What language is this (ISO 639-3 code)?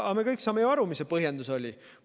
est